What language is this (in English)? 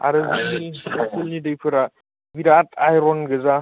Bodo